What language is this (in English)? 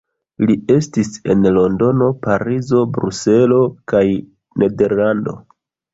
Esperanto